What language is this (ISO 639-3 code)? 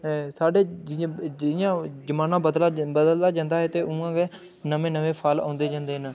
doi